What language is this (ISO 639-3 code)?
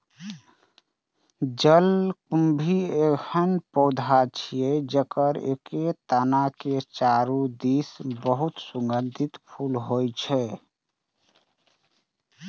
mai